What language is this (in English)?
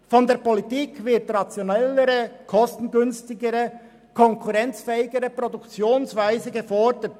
Swiss German